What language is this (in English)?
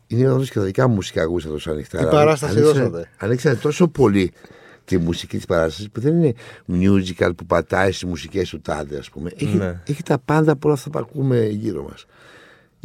Greek